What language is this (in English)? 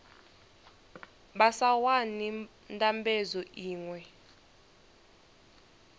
Venda